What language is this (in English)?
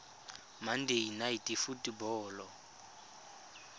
Tswana